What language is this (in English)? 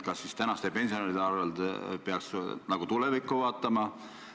Estonian